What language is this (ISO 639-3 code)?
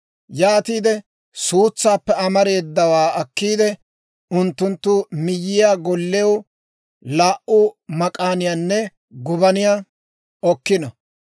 dwr